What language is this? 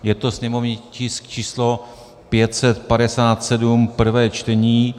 Czech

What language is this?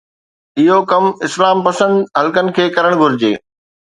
Sindhi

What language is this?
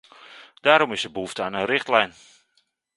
Dutch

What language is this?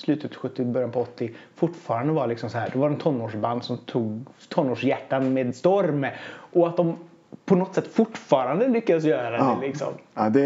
Swedish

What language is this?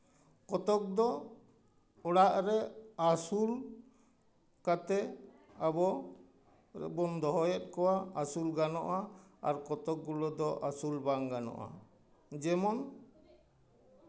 Santali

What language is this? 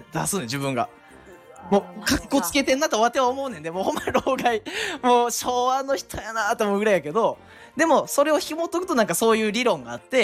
Japanese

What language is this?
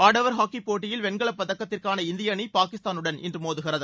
Tamil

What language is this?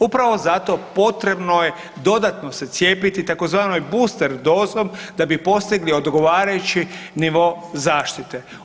Croatian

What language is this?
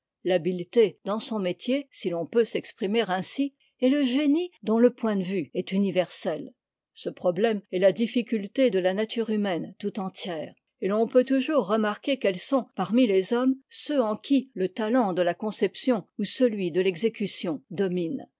French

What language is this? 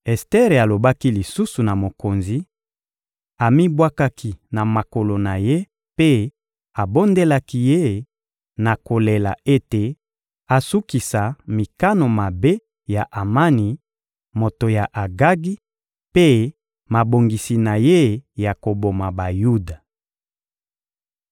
Lingala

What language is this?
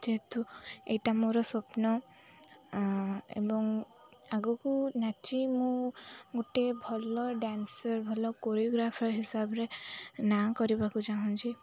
Odia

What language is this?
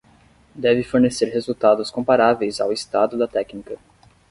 Portuguese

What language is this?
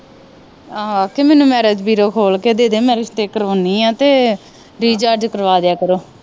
Punjabi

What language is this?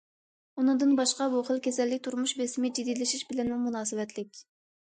Uyghur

